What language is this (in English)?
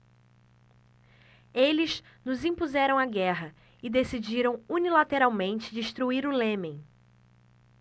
Portuguese